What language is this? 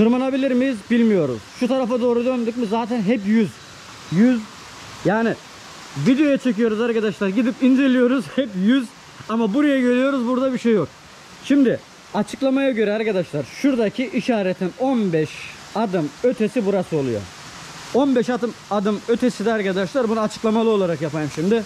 Turkish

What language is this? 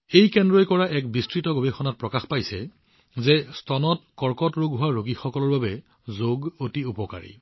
Assamese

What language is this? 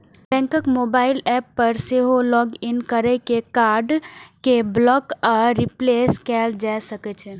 Maithili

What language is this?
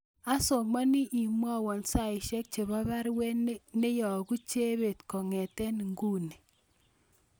Kalenjin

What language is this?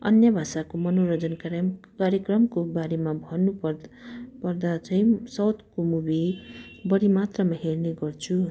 Nepali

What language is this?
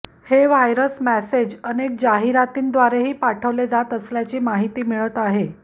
Marathi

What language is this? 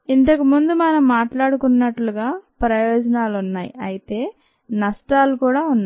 Telugu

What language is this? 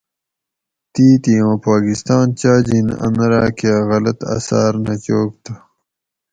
Gawri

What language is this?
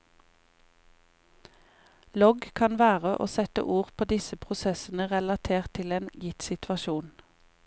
Norwegian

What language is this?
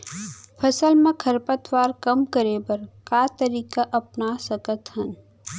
Chhattisgarhi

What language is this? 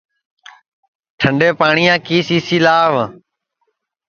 Sansi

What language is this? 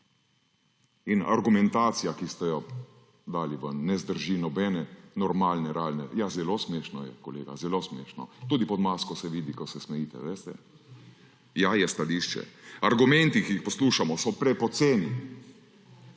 Slovenian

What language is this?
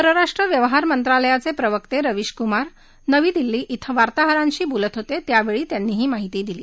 Marathi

